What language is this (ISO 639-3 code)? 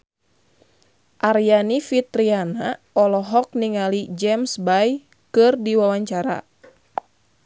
sun